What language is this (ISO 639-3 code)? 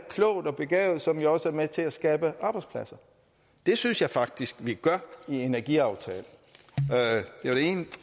dan